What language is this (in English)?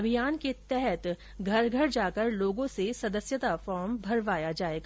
Hindi